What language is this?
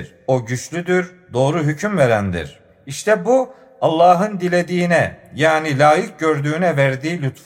Turkish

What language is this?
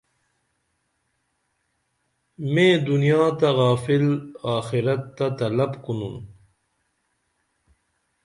Dameli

